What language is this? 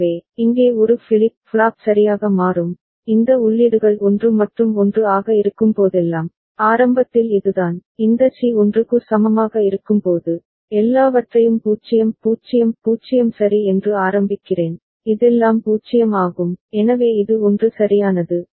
Tamil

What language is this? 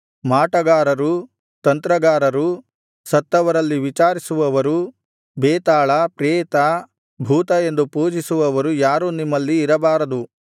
Kannada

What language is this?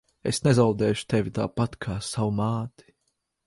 Latvian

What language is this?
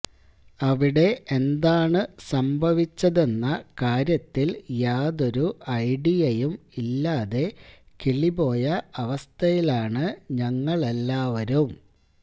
Malayalam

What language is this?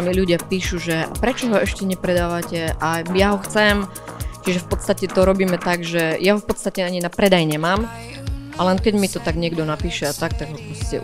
Slovak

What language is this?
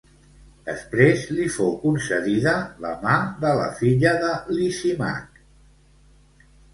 Catalan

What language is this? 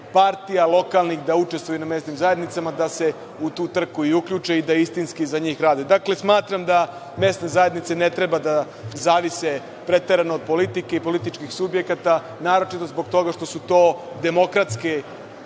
Serbian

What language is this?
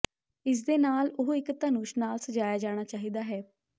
Punjabi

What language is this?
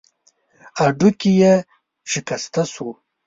Pashto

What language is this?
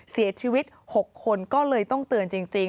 Thai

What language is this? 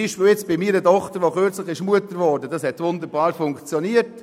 Swiss German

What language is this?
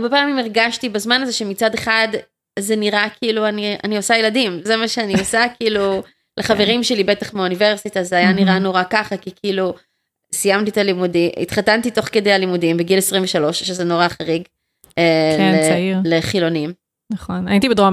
Hebrew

